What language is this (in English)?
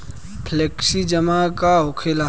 Bhojpuri